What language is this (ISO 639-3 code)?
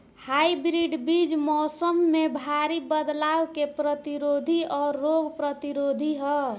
bho